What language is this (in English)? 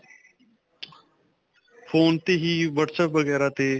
Punjabi